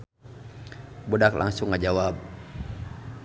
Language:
Sundanese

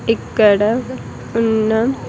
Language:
Telugu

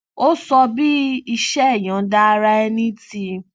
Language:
Yoruba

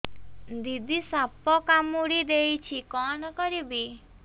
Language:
Odia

